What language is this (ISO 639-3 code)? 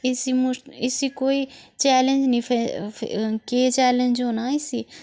doi